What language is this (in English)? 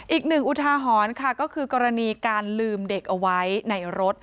Thai